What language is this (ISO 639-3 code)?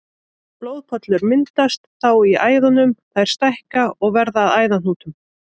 isl